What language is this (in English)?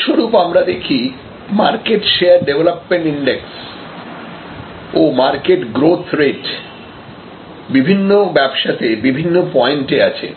Bangla